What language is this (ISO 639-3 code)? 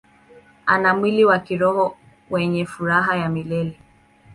swa